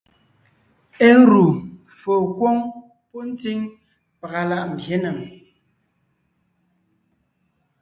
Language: Ngiemboon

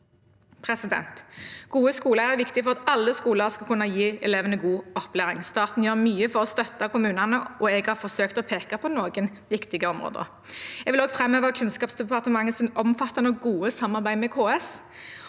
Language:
Norwegian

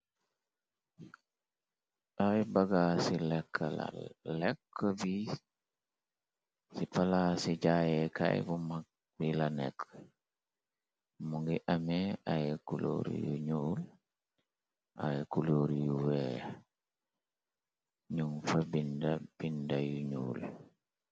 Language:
Wolof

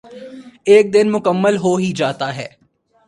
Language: Urdu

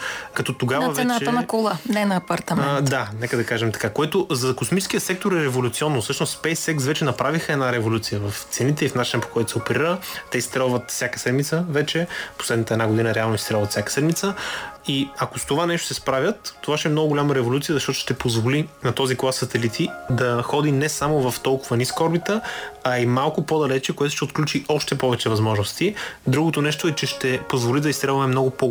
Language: Bulgarian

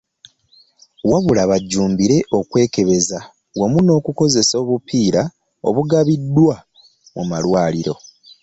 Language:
Ganda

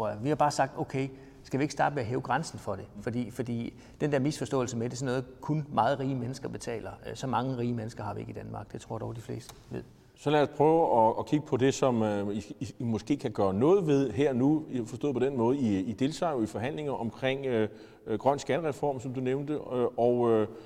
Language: Danish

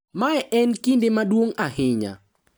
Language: Luo (Kenya and Tanzania)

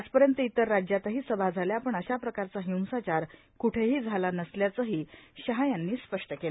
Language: Marathi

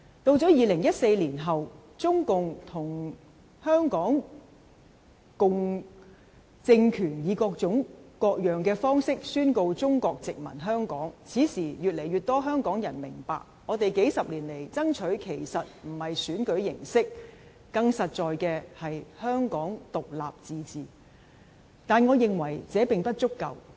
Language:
Cantonese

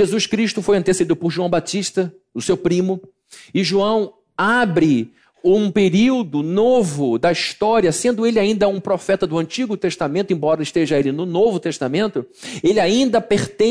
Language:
Portuguese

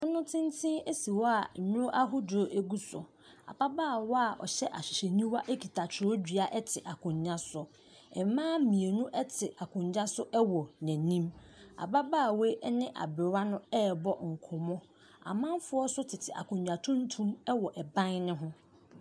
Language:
Akan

